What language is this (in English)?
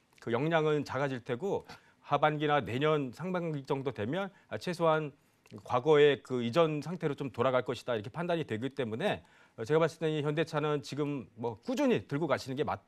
Korean